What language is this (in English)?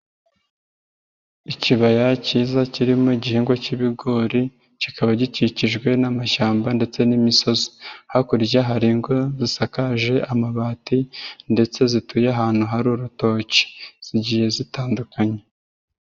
Kinyarwanda